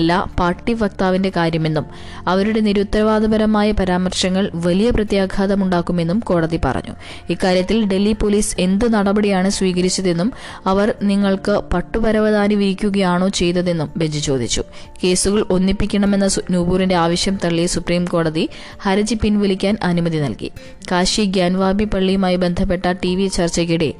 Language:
Malayalam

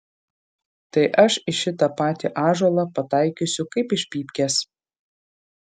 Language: Lithuanian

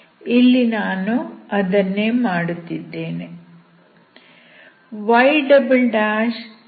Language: Kannada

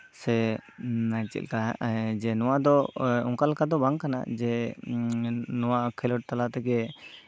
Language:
Santali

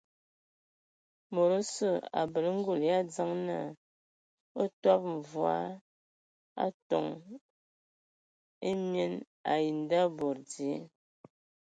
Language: Ewondo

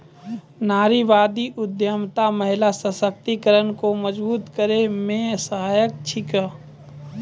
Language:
Maithili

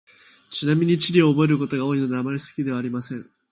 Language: Japanese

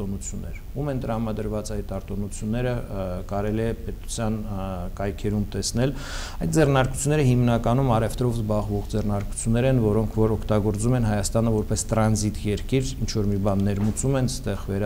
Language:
Romanian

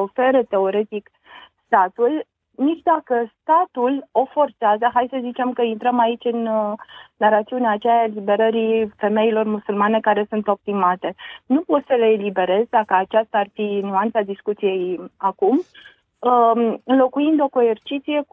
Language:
Romanian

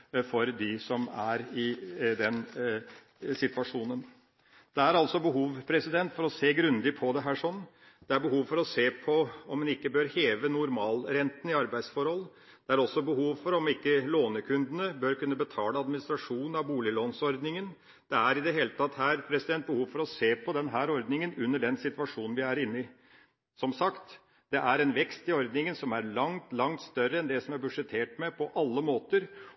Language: Norwegian Bokmål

